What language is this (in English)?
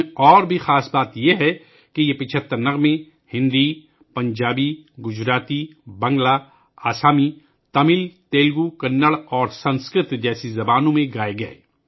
Urdu